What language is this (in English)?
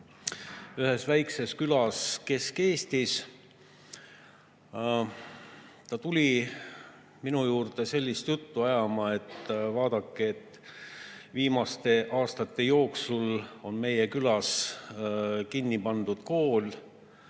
Estonian